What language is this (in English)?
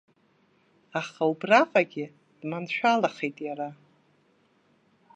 Abkhazian